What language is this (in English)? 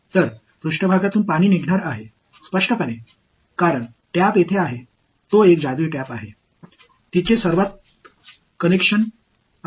Tamil